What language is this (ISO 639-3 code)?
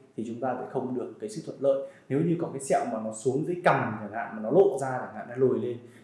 vie